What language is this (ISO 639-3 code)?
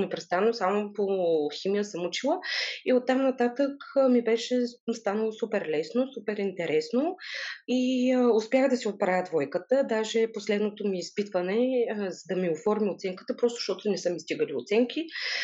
bul